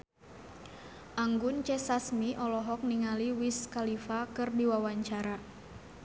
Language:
Sundanese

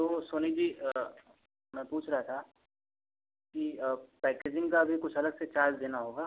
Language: Hindi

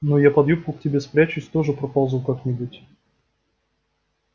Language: Russian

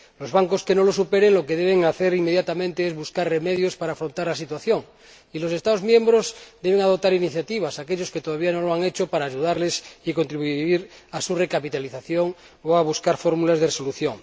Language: Spanish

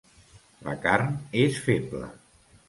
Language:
Catalan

